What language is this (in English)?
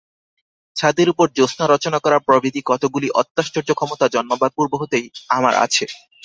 Bangla